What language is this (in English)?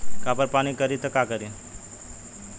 Bhojpuri